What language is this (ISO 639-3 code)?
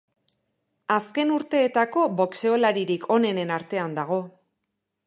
eus